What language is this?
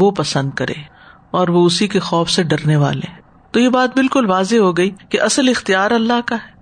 Urdu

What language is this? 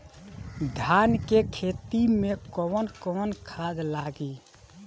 Bhojpuri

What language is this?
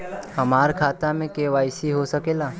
Bhojpuri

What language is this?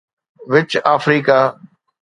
Sindhi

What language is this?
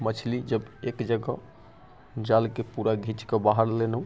Maithili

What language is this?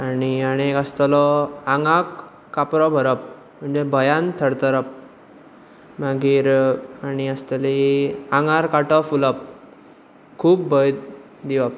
Konkani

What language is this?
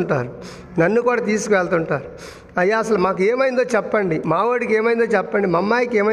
Telugu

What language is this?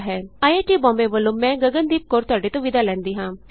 Punjabi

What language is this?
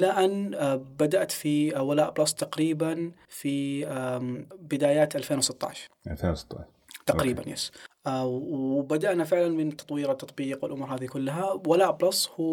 Arabic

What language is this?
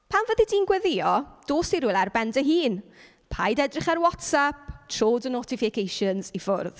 Welsh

